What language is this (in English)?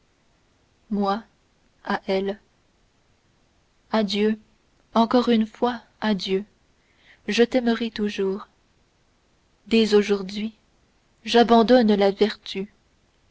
French